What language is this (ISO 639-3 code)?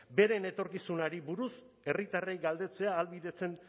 eus